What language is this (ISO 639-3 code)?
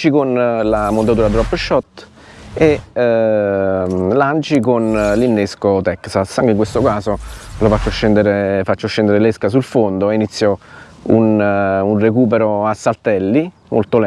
ita